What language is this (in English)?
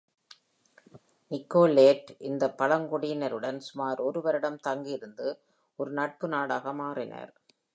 Tamil